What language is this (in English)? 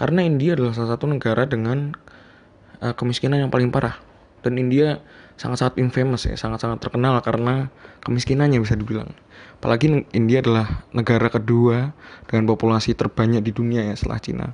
Indonesian